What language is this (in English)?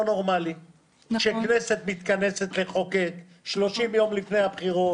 Hebrew